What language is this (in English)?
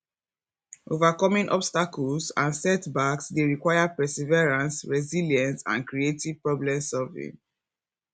Nigerian Pidgin